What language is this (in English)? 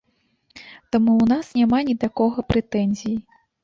Belarusian